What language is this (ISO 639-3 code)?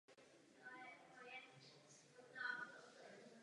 ces